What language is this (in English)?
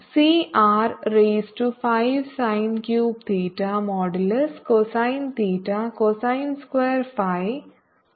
Malayalam